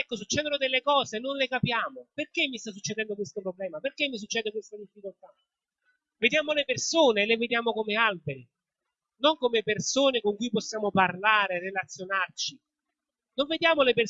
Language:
Italian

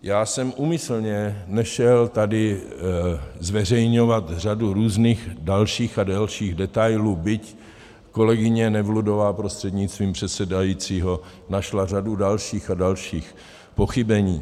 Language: Czech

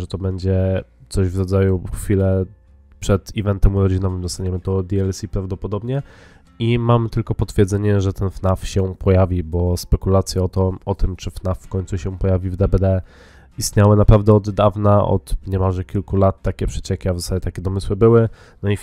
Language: Polish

